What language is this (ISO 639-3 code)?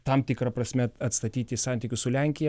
lit